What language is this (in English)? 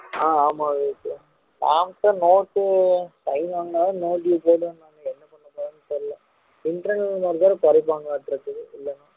Tamil